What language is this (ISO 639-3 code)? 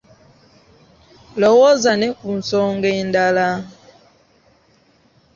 lug